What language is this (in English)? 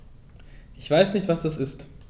German